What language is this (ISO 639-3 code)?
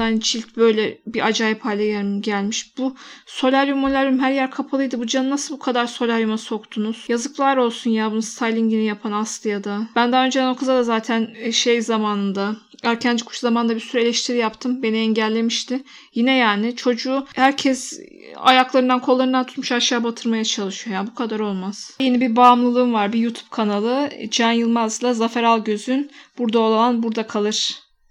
tur